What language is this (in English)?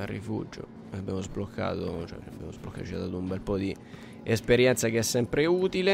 Italian